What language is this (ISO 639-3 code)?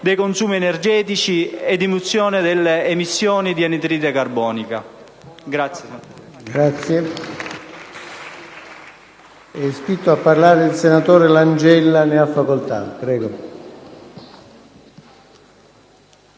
ita